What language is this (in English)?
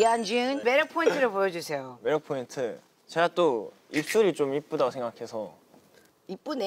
Korean